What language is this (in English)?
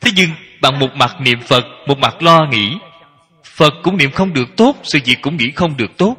Vietnamese